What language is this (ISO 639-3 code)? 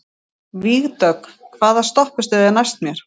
isl